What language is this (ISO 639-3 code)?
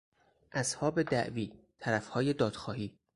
fas